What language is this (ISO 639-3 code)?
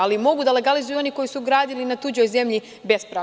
srp